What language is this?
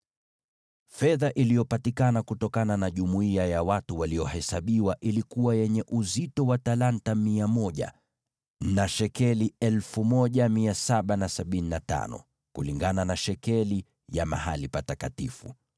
Swahili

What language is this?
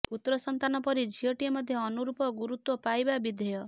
Odia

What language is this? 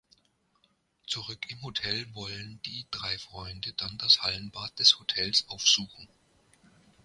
German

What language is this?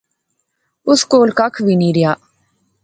Pahari-Potwari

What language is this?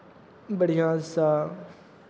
Maithili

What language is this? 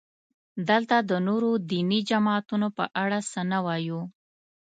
Pashto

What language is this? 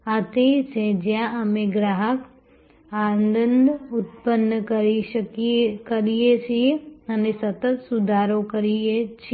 Gujarati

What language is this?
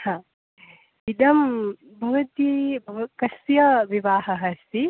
Sanskrit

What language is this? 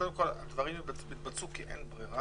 Hebrew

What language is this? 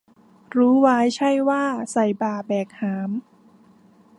Thai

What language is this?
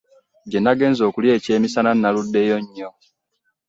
Ganda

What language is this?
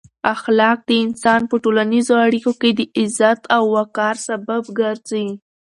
Pashto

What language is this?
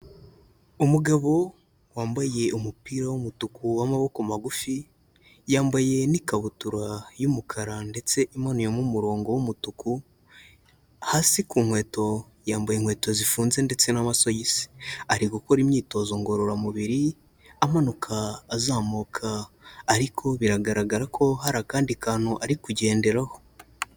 Kinyarwanda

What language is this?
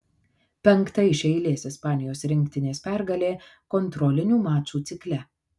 Lithuanian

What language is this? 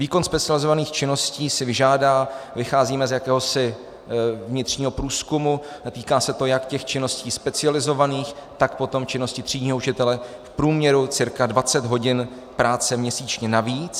Czech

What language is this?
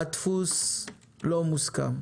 Hebrew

